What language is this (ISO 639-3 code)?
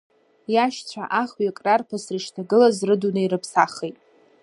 abk